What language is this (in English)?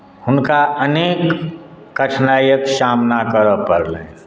Maithili